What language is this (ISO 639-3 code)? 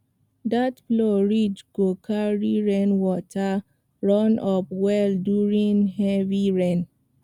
pcm